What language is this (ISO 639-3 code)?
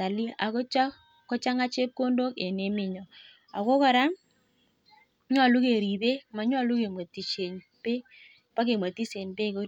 kln